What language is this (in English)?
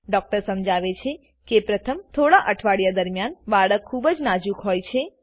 Gujarati